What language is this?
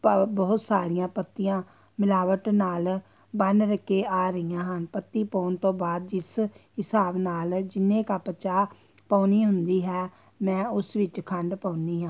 Punjabi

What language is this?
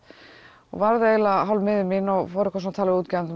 Icelandic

